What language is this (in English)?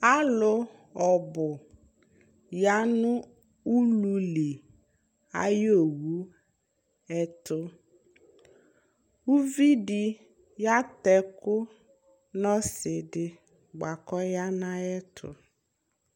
Ikposo